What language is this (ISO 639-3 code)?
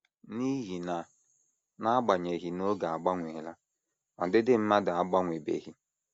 ibo